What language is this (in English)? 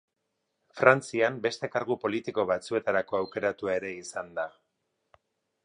Basque